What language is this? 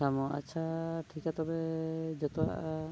Santali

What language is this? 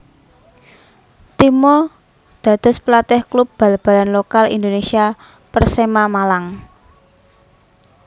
Javanese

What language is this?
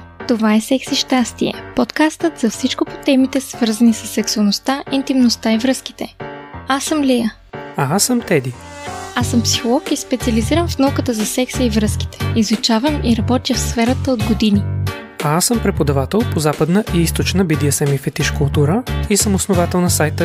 Bulgarian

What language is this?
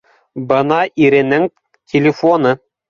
Bashkir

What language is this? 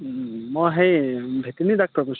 Assamese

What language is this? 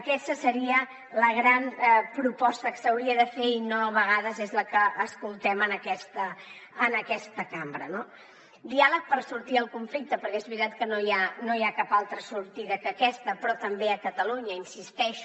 Catalan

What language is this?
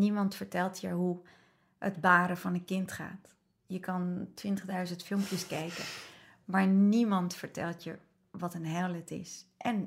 Dutch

